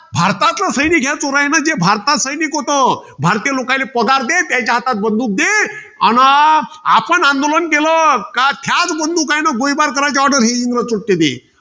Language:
Marathi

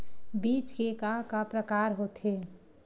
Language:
Chhattisgarhi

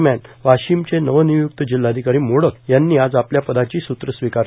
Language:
Marathi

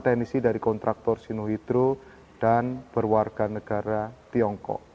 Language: Indonesian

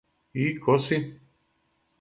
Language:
Serbian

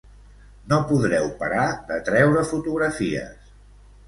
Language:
Catalan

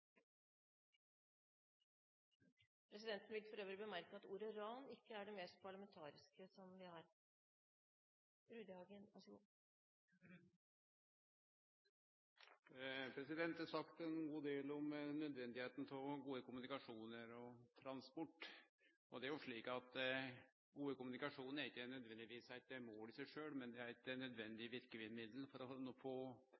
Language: Norwegian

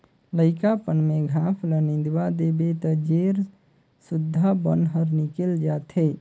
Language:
Chhattisgarhi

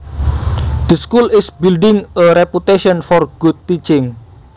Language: Javanese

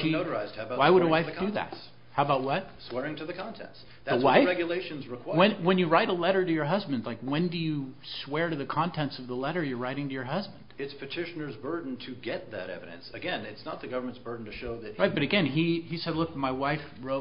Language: English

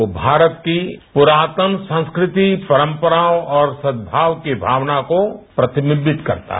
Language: Hindi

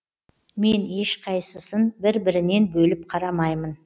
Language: Kazakh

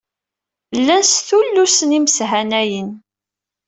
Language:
Kabyle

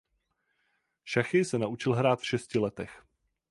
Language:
Czech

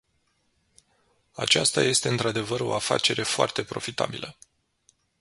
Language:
Romanian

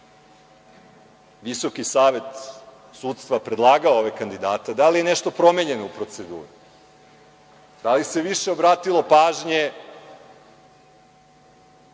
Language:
Serbian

